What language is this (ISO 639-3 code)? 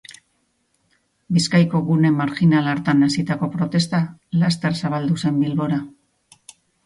eus